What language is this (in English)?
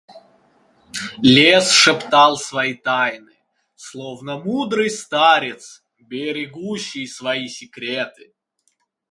Russian